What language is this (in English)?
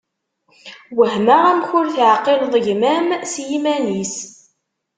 Kabyle